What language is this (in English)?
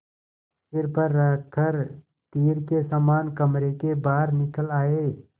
Hindi